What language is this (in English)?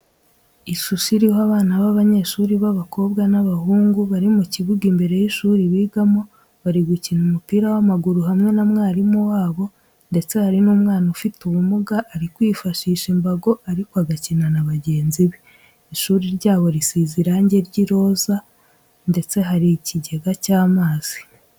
Kinyarwanda